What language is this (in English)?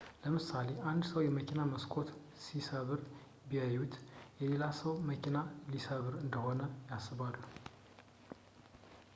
Amharic